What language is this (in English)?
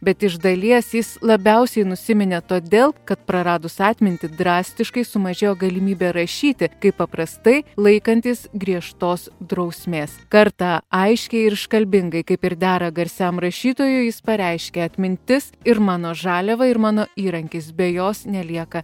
Lithuanian